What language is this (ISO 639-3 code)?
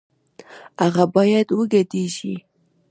pus